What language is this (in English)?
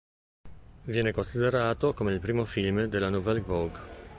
Italian